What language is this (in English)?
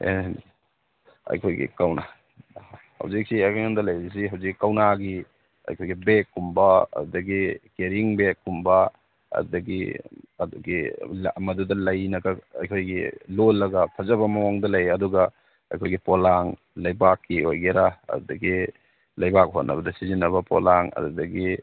Manipuri